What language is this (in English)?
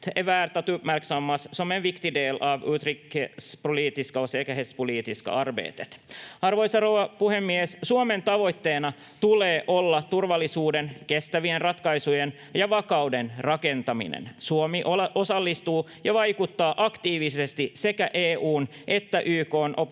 Finnish